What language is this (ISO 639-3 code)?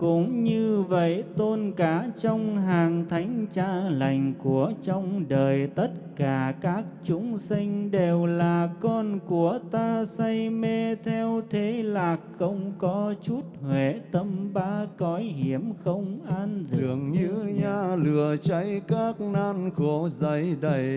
vie